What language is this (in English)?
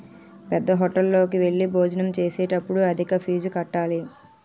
Telugu